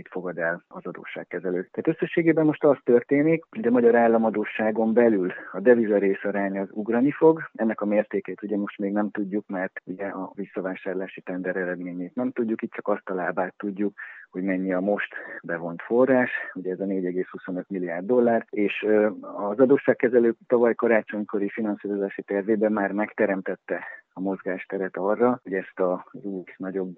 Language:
Hungarian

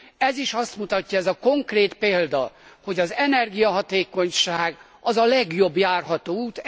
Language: Hungarian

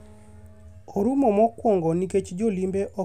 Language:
Luo (Kenya and Tanzania)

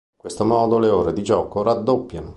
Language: Italian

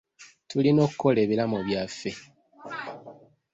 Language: Ganda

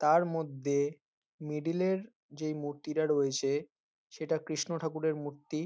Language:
Bangla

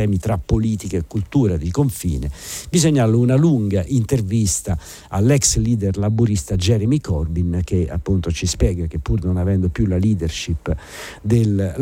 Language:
Italian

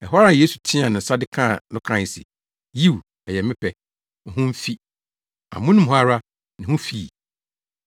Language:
Akan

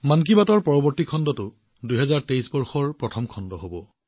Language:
Assamese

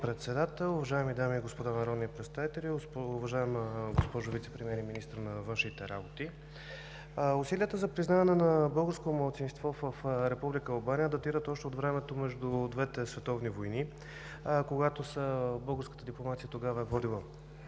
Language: Bulgarian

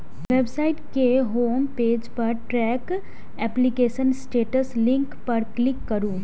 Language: Maithili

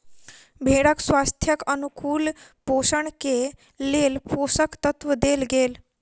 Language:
Maithili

